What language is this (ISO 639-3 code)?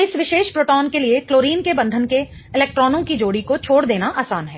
hin